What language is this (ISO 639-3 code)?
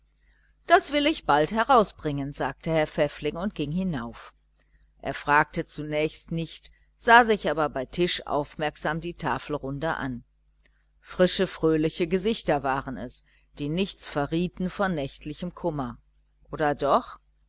deu